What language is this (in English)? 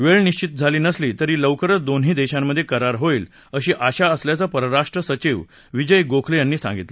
Marathi